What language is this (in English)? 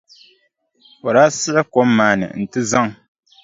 Dagbani